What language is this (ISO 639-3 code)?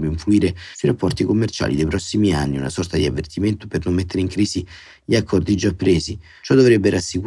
ita